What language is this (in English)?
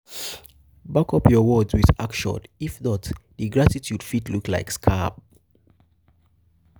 Nigerian Pidgin